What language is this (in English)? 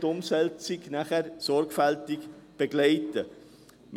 Swiss German